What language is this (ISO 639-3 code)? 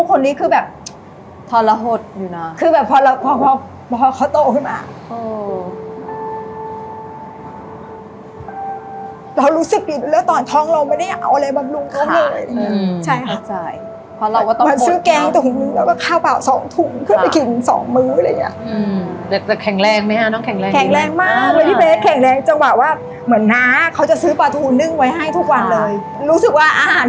tha